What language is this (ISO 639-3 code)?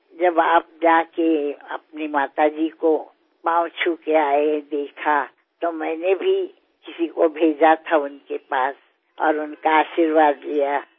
ben